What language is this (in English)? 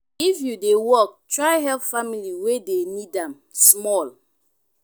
Nigerian Pidgin